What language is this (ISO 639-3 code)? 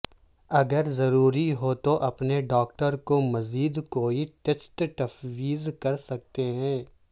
urd